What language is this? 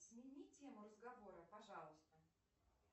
Russian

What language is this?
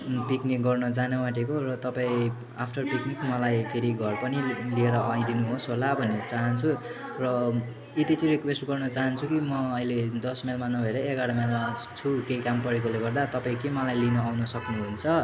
Nepali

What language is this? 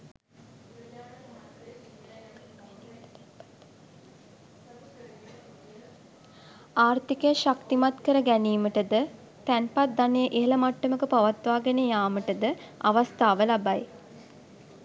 Sinhala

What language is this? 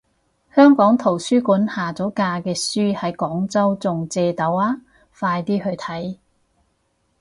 Cantonese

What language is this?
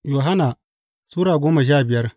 Hausa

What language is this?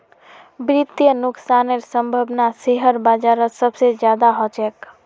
Magahi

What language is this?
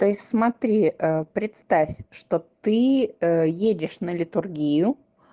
Russian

